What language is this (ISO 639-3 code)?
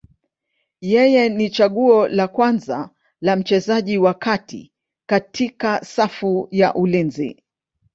swa